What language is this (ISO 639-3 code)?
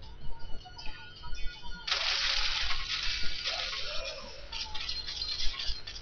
tha